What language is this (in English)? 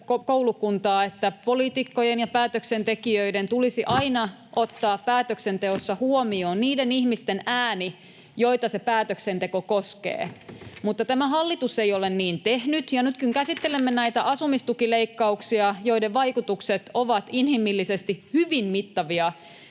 Finnish